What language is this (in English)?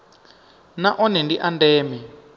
Venda